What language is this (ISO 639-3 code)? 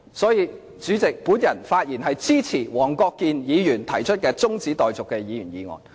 yue